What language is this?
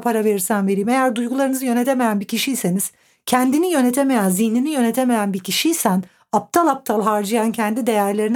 Turkish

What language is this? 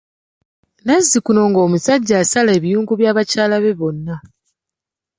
Ganda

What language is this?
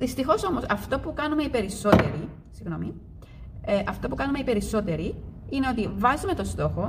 Greek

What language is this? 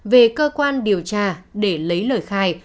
Vietnamese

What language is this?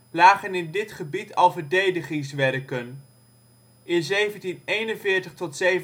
Dutch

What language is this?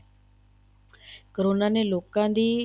Punjabi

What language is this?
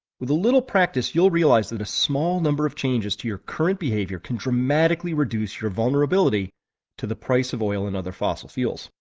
English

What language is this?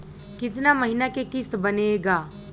Bhojpuri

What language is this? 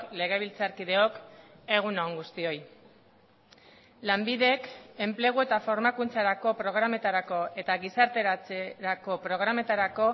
Basque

